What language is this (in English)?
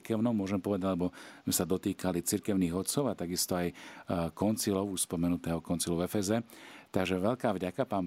Slovak